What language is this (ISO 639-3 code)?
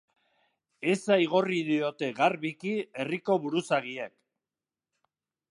eus